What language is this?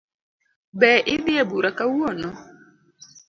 Luo (Kenya and Tanzania)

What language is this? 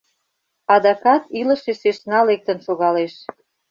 Mari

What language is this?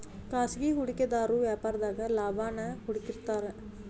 Kannada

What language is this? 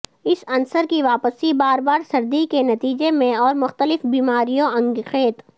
Urdu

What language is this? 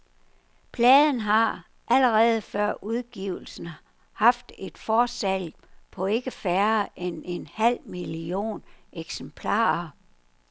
Danish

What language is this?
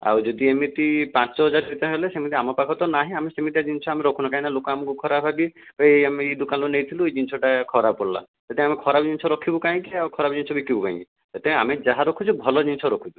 Odia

